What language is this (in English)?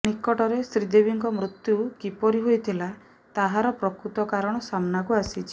Odia